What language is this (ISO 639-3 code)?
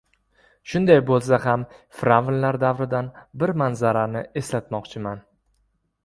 uzb